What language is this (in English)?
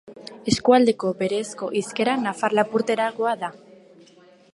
Basque